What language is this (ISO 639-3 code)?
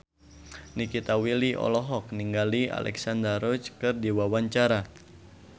sun